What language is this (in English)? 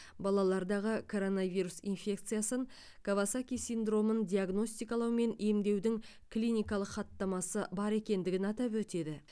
Kazakh